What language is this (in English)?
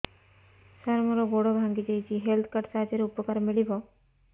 Odia